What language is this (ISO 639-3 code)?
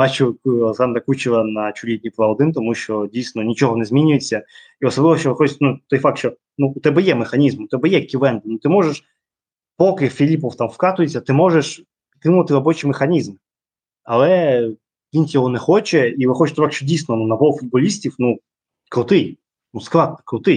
ukr